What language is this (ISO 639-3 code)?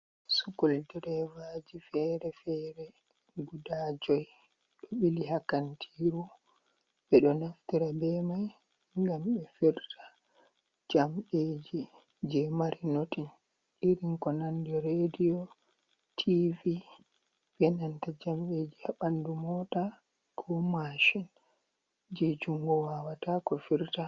ful